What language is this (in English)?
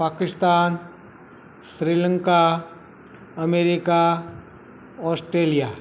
Gujarati